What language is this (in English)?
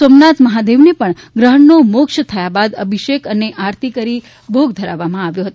Gujarati